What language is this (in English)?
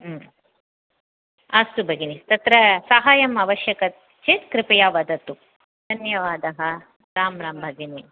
Sanskrit